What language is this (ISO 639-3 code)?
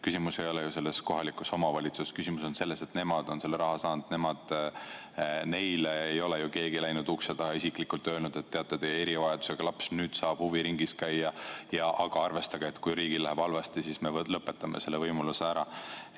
est